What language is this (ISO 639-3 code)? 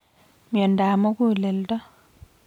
kln